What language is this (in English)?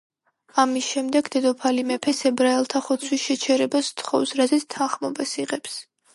Georgian